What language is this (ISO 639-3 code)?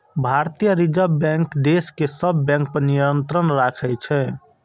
mai